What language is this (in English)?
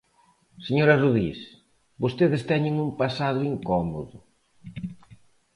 Galician